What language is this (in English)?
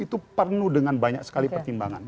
Indonesian